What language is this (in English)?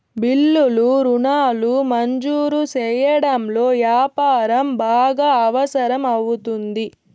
Telugu